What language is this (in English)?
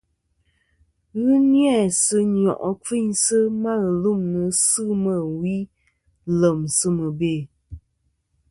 Kom